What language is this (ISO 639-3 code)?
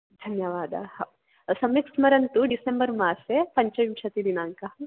san